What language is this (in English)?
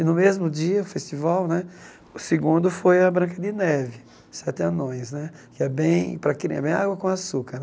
Portuguese